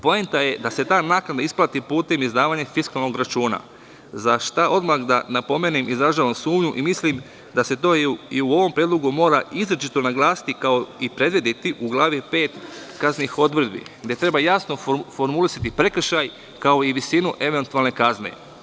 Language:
Serbian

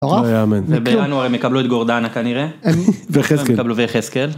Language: Hebrew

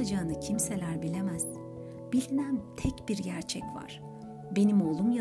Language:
Turkish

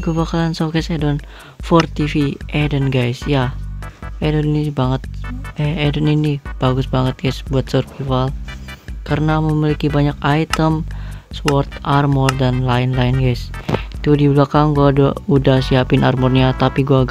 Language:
Indonesian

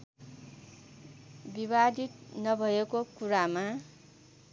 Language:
Nepali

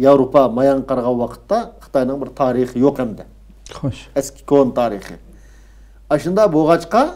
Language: Turkish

